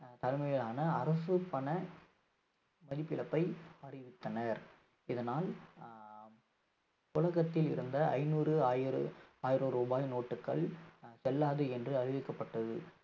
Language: Tamil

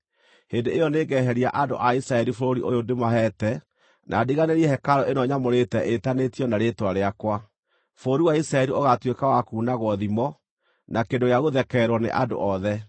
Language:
Kikuyu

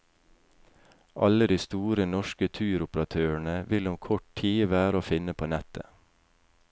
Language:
Norwegian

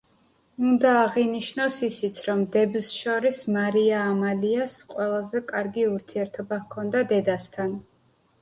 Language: Georgian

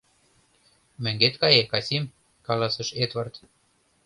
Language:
Mari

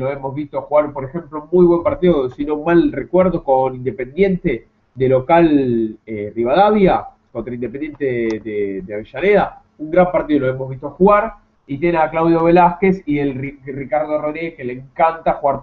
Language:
Spanish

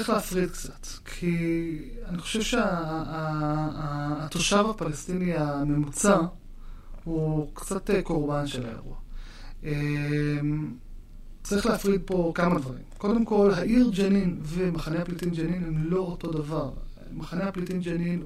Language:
Hebrew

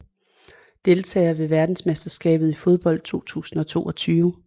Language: Danish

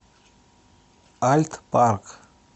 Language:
Russian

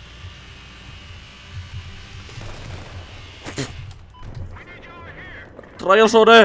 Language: Finnish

